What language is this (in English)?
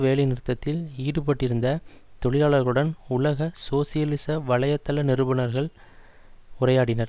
Tamil